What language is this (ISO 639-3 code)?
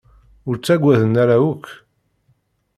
kab